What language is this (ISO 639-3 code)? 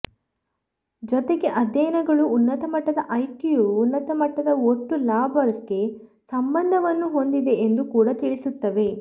kan